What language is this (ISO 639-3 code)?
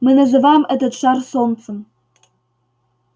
rus